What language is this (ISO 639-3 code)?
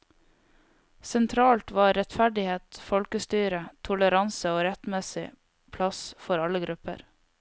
nor